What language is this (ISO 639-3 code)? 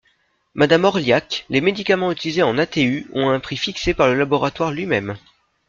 fra